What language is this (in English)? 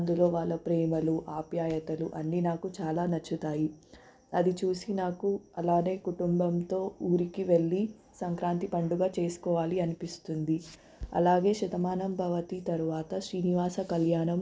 Telugu